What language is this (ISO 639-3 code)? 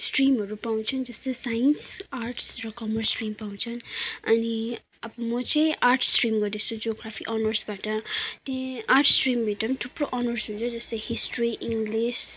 nep